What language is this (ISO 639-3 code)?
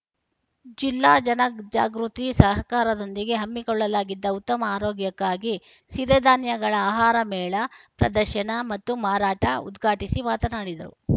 kan